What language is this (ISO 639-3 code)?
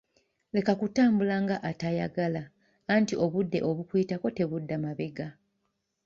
lug